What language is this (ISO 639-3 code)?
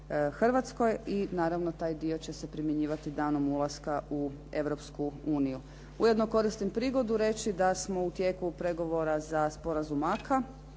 hrv